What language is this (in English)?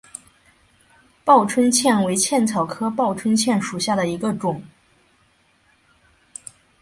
Chinese